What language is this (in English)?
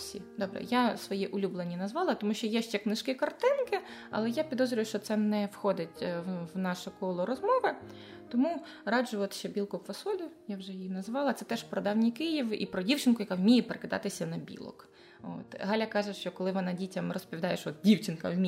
Ukrainian